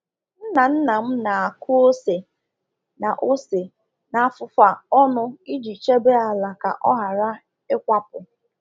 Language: Igbo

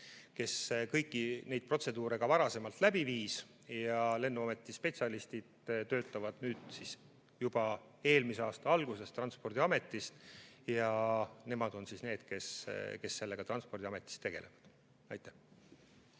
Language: Estonian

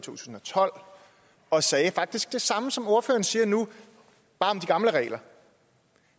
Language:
Danish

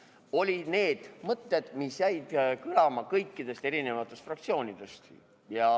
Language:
Estonian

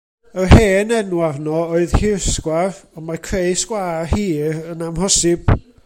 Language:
Welsh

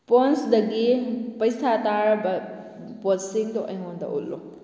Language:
Manipuri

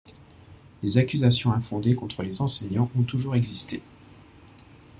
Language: French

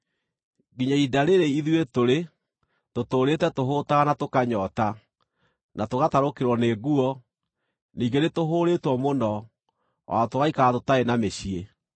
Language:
Kikuyu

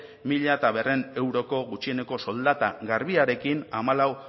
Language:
Basque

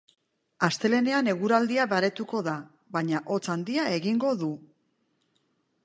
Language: Basque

